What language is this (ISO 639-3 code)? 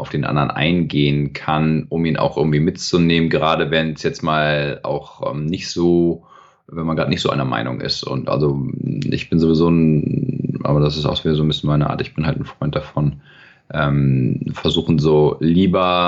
deu